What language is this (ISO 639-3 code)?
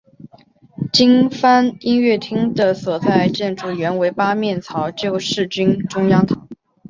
zho